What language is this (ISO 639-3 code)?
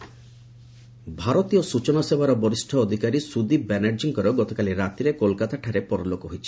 ori